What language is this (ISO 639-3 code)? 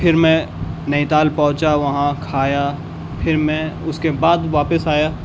urd